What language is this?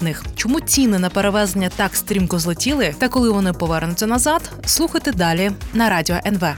Ukrainian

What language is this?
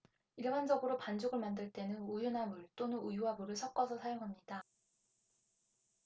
Korean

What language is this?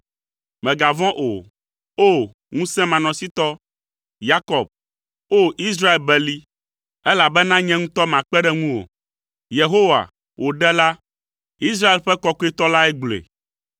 Ewe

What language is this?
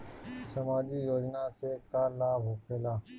Bhojpuri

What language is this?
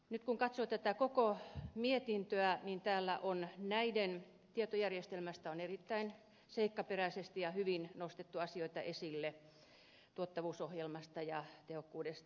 Finnish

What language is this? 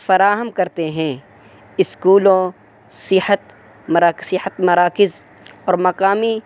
Urdu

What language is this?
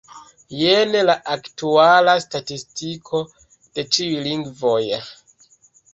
Esperanto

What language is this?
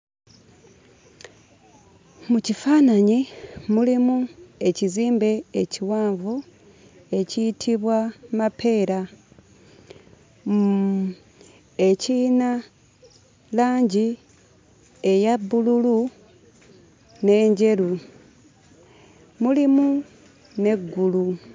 Ganda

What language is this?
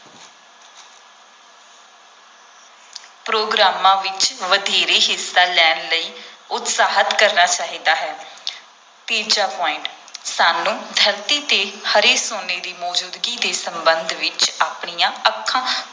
Punjabi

